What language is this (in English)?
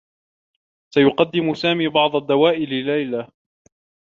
Arabic